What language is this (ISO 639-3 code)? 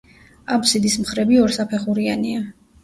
kat